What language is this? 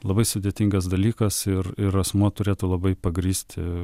Lithuanian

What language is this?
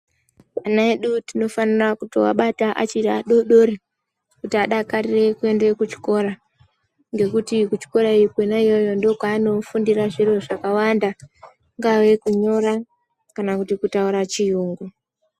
Ndau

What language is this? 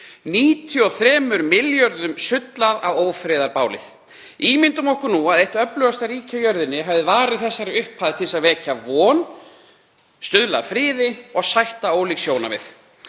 Icelandic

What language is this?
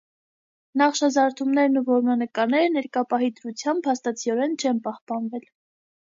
Armenian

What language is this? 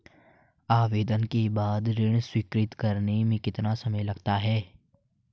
Hindi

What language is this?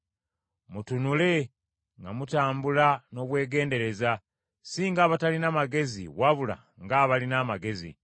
Ganda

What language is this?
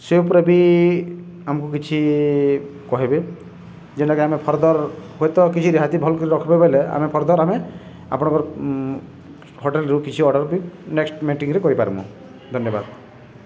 Odia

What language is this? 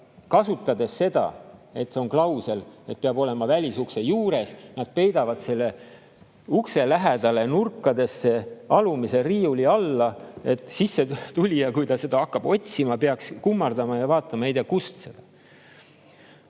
Estonian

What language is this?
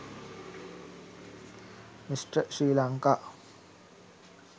Sinhala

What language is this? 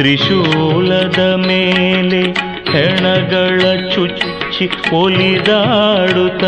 Kannada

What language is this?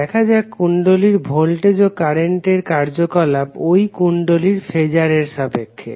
Bangla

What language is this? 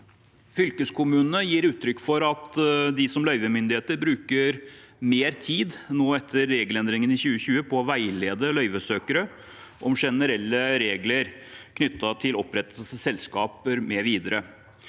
Norwegian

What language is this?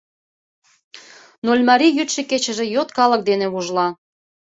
Mari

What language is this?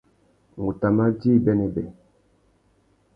Tuki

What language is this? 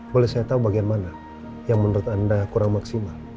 Indonesian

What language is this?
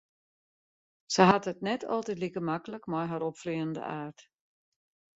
Western Frisian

